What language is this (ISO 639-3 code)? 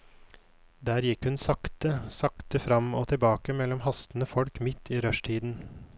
nor